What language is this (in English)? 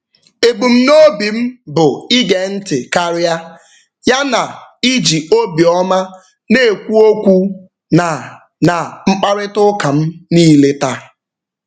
Igbo